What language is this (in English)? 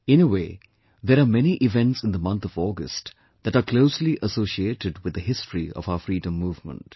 English